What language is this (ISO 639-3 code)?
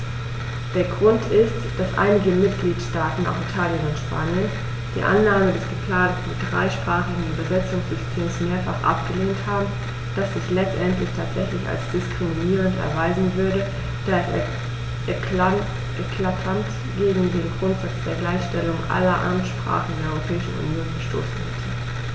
deu